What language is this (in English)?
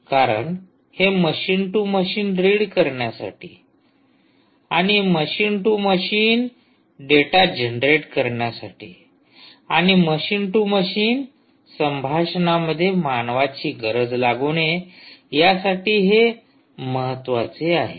Marathi